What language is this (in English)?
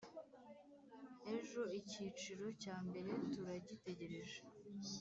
Kinyarwanda